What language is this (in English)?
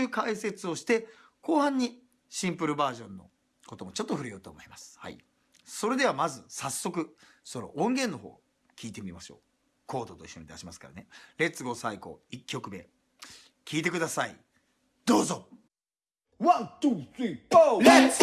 Japanese